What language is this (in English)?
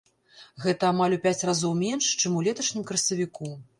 Belarusian